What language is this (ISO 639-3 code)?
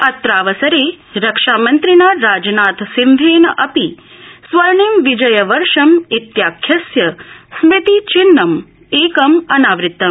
san